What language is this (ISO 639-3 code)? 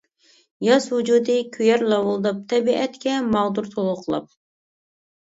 uig